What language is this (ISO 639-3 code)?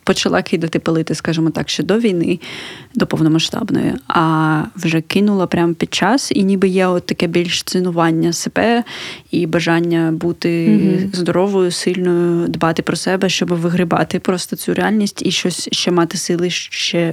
ukr